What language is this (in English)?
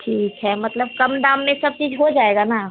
Hindi